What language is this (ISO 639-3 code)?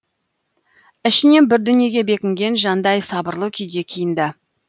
kaz